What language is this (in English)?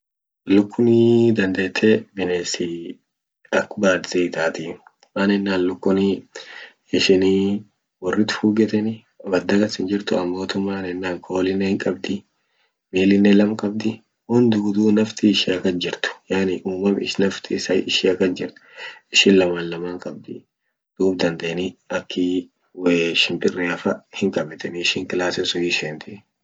Orma